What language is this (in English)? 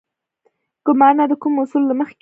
Pashto